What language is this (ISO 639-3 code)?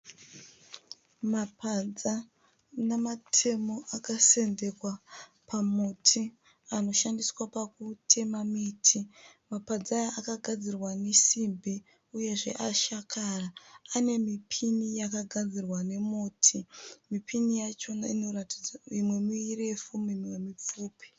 sna